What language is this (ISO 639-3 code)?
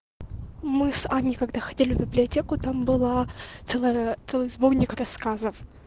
rus